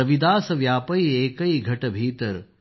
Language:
Marathi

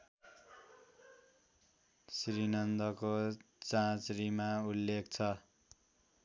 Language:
Nepali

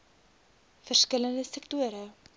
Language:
Afrikaans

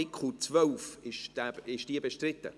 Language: Swiss German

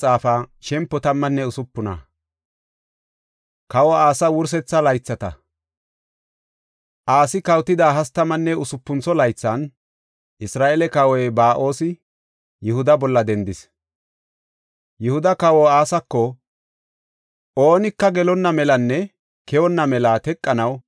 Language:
Gofa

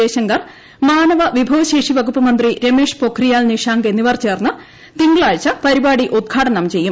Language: Malayalam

